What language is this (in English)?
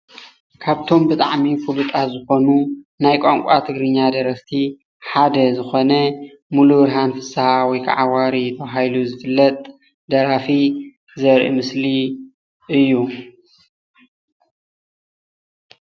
Tigrinya